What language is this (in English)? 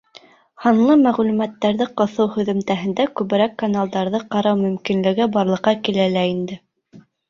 Bashkir